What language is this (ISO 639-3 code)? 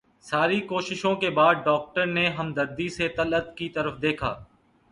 urd